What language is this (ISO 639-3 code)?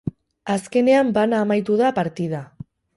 eus